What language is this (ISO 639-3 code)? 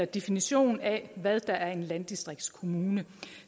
dan